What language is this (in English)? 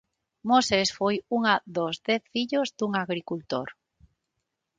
Galician